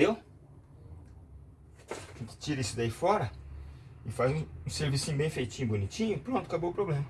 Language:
Portuguese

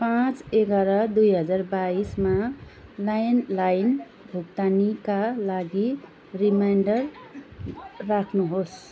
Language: Nepali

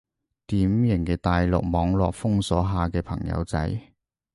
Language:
Cantonese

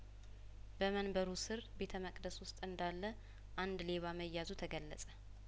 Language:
Amharic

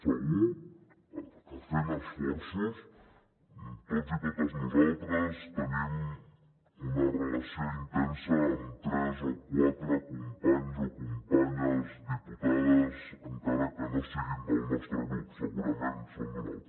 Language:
Catalan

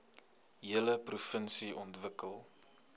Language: Afrikaans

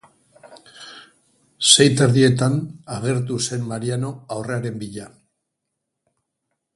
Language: Basque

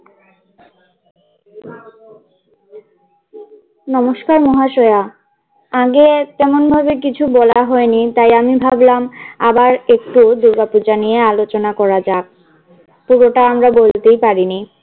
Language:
Bangla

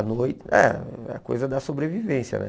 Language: Portuguese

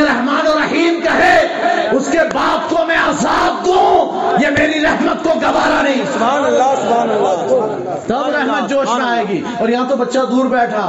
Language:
Urdu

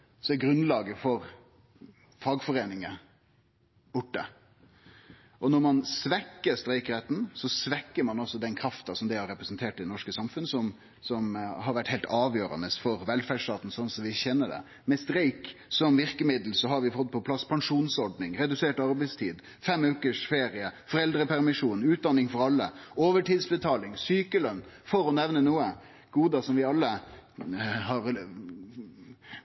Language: Norwegian Nynorsk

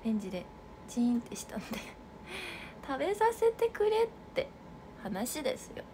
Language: Japanese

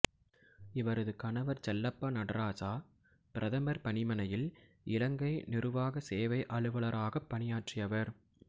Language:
Tamil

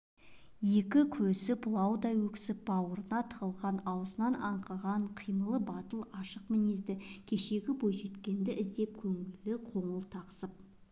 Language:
Kazakh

